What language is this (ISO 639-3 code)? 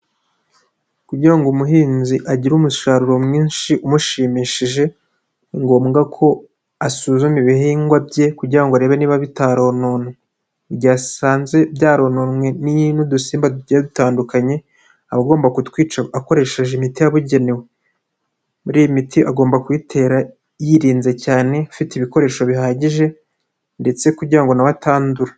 kin